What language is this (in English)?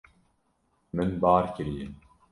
Kurdish